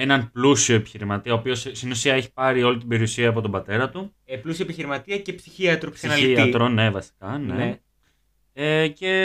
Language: Greek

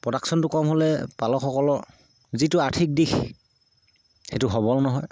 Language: Assamese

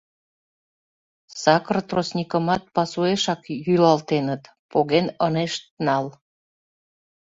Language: Mari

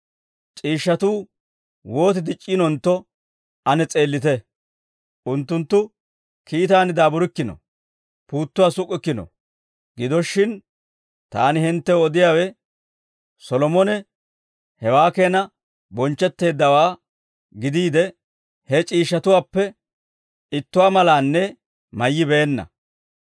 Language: Dawro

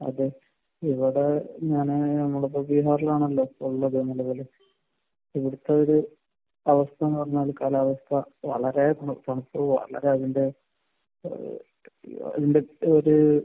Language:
Malayalam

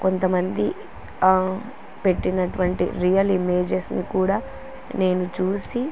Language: Telugu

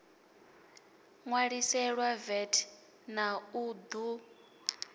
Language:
Venda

